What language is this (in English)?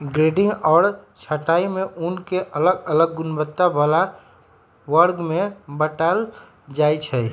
Magahi